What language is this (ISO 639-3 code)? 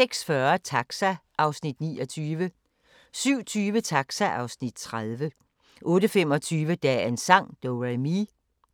dan